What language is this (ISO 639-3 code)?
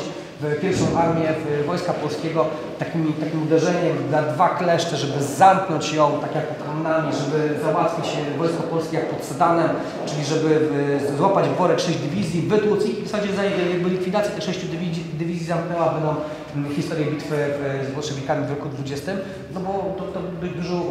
pol